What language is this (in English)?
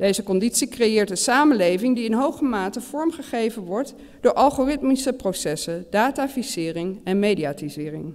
Dutch